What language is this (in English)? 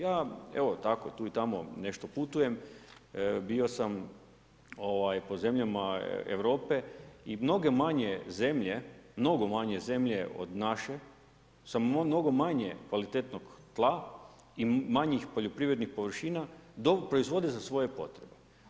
Croatian